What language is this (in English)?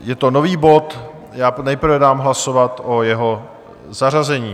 Czech